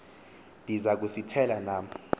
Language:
Xhosa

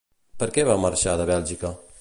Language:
Catalan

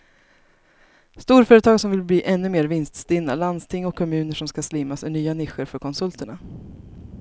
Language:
Swedish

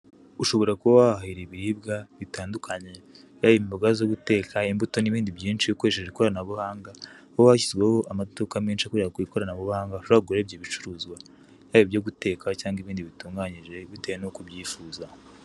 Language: Kinyarwanda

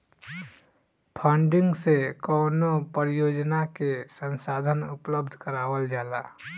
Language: Bhojpuri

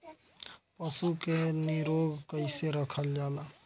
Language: Bhojpuri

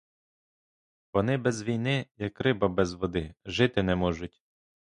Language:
Ukrainian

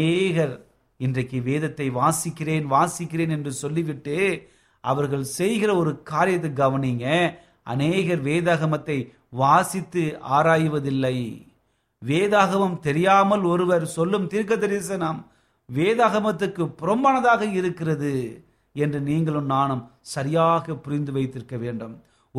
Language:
Tamil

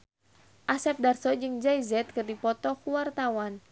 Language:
Sundanese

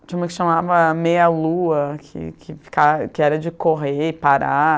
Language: Portuguese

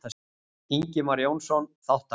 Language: Icelandic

